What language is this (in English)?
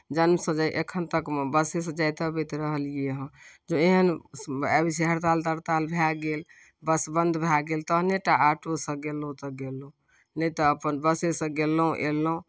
Maithili